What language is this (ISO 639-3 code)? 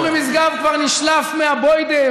heb